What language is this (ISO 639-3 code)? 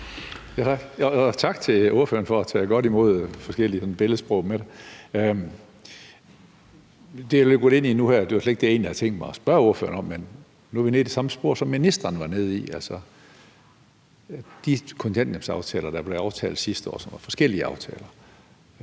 dan